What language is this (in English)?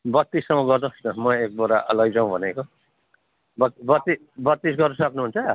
Nepali